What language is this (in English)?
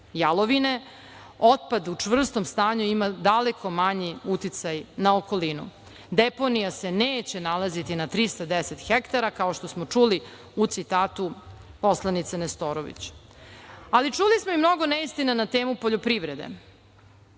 Serbian